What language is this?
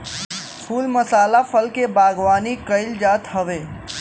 Bhojpuri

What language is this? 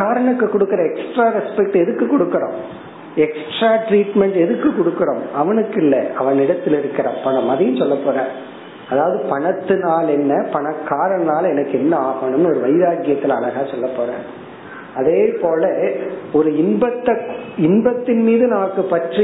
Tamil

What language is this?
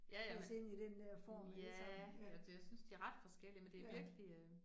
Danish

